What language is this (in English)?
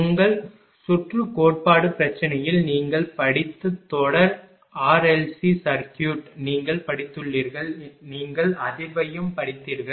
Tamil